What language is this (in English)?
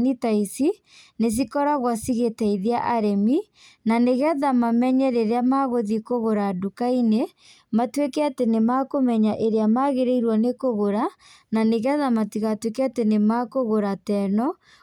Kikuyu